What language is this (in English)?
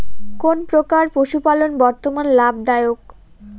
Bangla